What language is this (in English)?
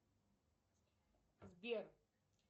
Russian